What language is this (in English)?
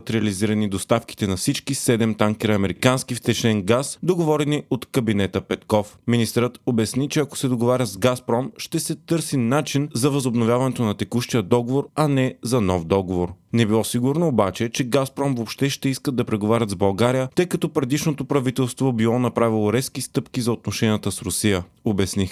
Bulgarian